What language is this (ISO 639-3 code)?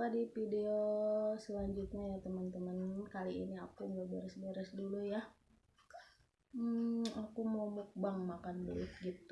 ind